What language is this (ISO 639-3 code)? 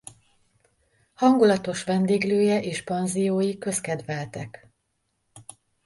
hun